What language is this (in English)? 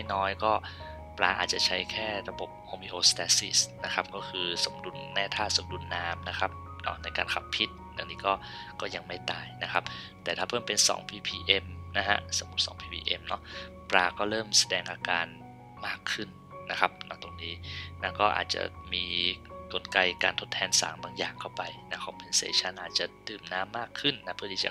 Thai